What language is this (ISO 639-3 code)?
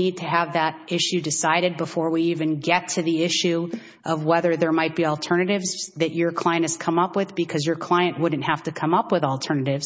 eng